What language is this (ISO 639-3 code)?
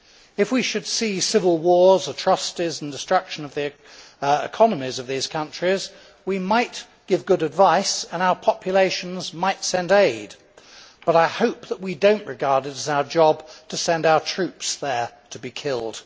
eng